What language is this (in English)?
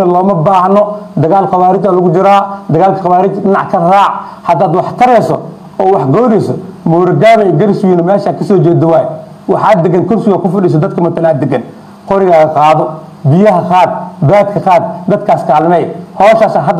Arabic